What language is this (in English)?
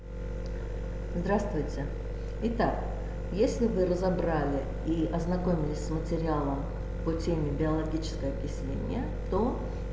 Russian